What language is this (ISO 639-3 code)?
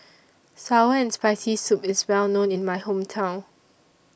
eng